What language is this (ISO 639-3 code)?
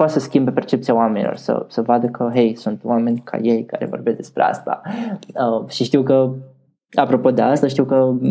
ron